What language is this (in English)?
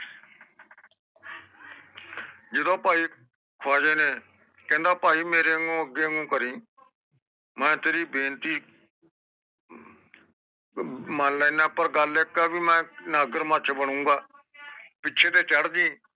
Punjabi